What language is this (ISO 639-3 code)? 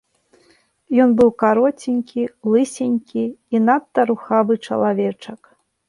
bel